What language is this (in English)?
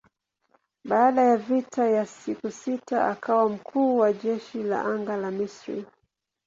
Swahili